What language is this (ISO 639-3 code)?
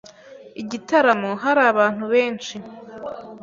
kin